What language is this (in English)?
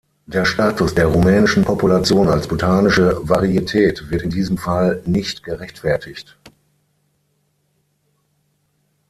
German